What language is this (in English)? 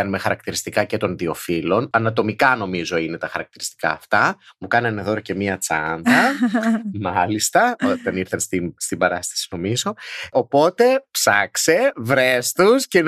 Greek